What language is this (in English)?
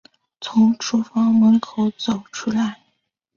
Chinese